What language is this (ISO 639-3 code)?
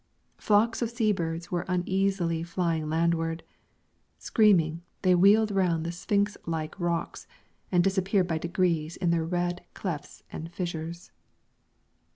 eng